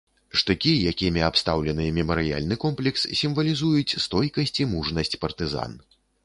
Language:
Belarusian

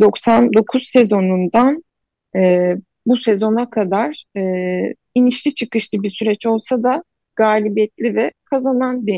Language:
Turkish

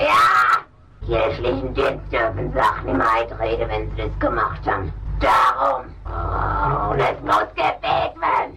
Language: Swedish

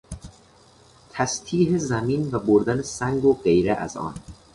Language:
Persian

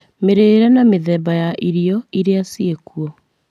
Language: Kikuyu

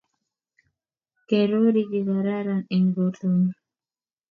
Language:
Kalenjin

